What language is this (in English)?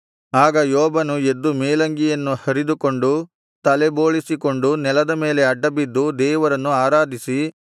Kannada